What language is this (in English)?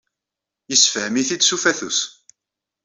Kabyle